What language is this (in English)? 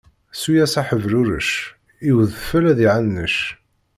Kabyle